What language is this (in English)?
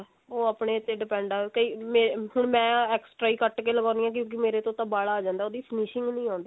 Punjabi